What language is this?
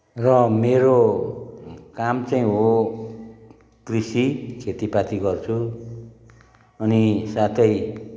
Nepali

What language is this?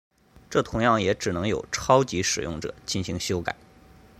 Chinese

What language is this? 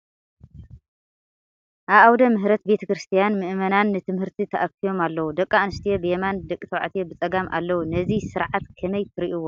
Tigrinya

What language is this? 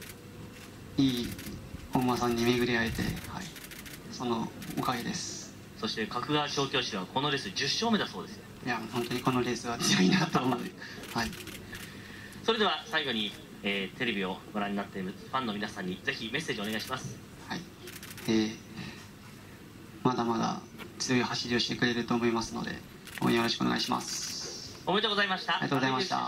Japanese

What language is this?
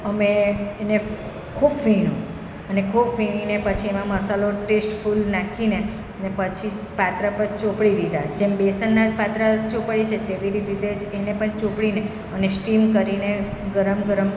Gujarati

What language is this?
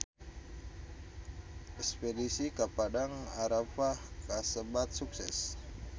Sundanese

